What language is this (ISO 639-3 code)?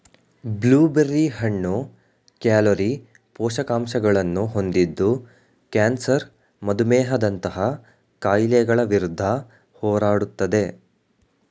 kan